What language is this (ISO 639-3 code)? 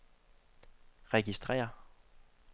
dan